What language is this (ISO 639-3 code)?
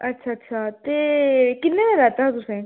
doi